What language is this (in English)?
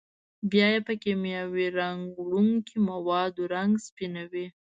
Pashto